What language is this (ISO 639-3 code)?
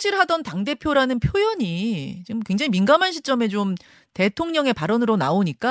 kor